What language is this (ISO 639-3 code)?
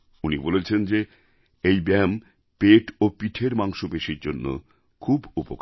ben